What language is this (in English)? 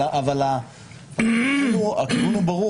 Hebrew